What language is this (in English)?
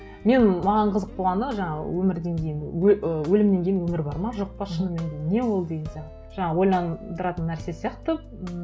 Kazakh